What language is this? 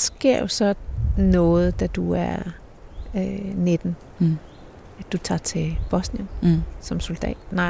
Danish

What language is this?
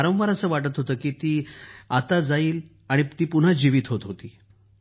Marathi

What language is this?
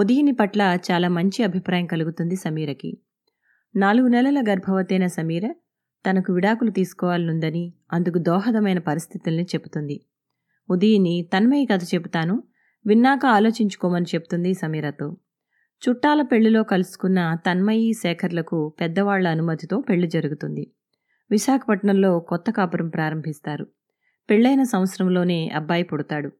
Telugu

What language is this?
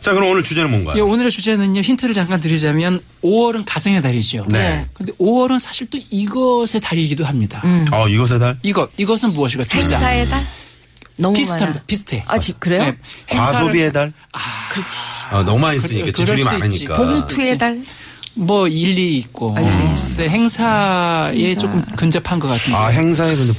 Korean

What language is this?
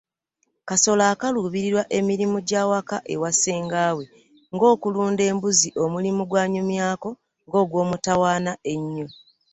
Ganda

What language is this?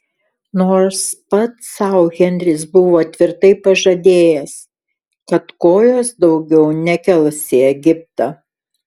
Lithuanian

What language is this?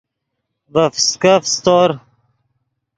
Yidgha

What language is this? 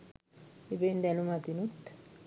Sinhala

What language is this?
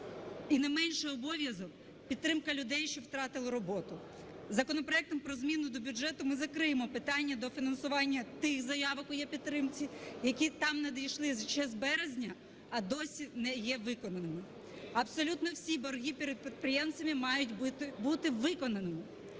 Ukrainian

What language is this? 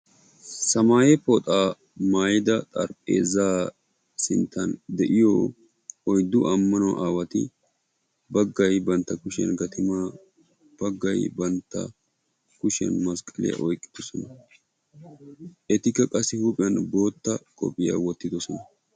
Wolaytta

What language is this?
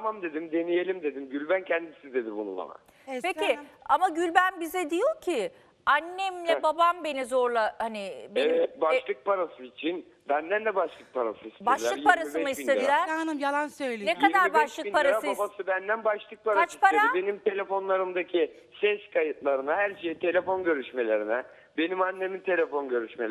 Turkish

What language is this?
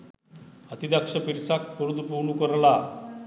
Sinhala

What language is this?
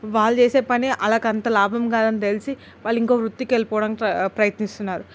Telugu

